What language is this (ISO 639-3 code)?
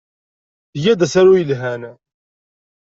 kab